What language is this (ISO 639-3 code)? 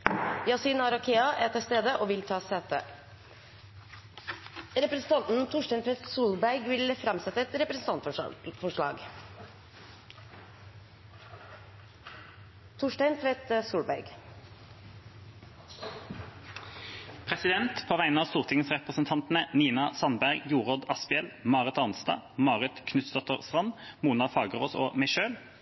nob